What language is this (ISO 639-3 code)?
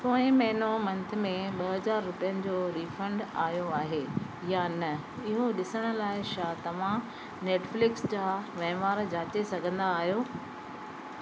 snd